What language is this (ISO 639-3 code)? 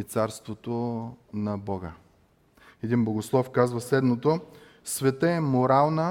bul